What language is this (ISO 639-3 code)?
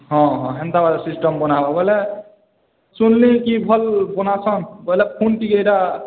ori